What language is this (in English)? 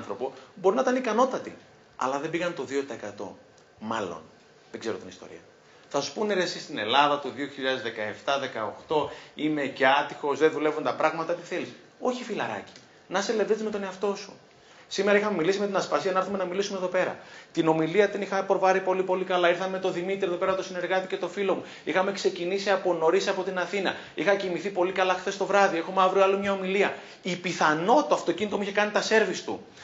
Greek